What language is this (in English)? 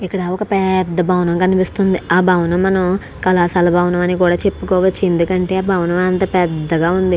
Telugu